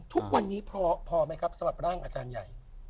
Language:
Thai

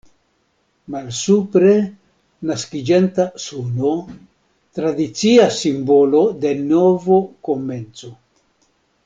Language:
Esperanto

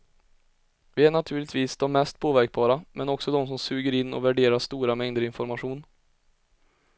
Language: Swedish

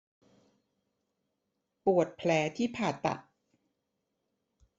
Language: Thai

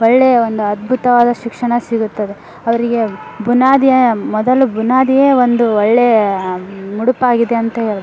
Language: Kannada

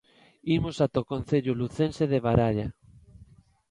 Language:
Galician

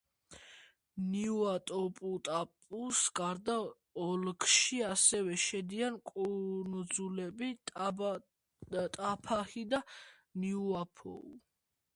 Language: Georgian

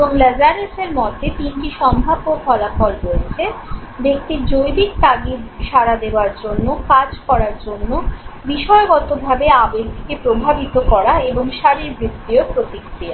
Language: Bangla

